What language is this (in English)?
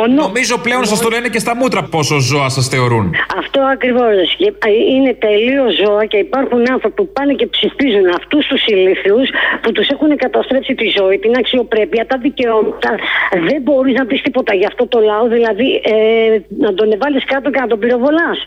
Greek